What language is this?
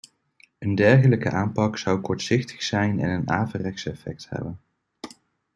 Dutch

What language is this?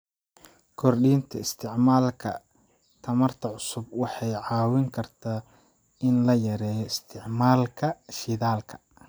Somali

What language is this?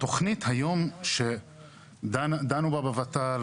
Hebrew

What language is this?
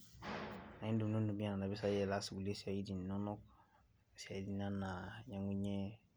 Masai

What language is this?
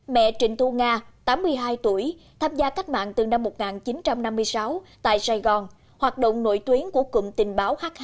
Vietnamese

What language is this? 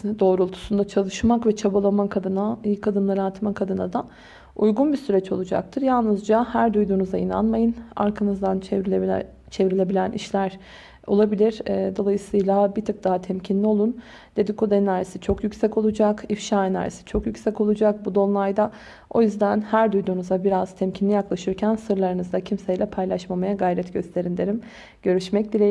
Turkish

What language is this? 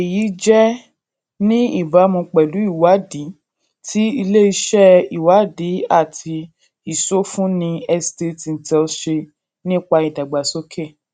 Yoruba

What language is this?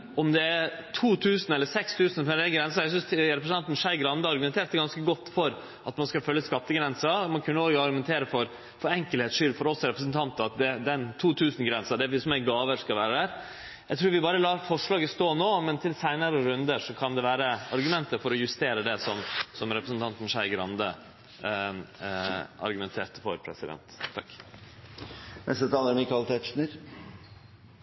Norwegian Nynorsk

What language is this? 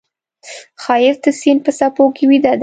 Pashto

